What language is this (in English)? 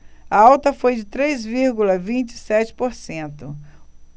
Portuguese